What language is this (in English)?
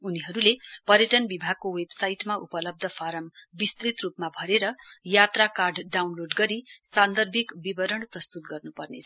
Nepali